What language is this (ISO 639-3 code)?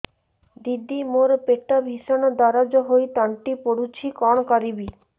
ori